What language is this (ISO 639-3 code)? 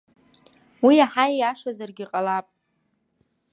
abk